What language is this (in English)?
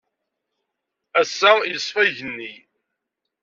Kabyle